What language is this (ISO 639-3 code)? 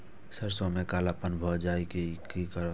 mai